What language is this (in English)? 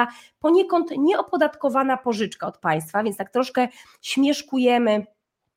Polish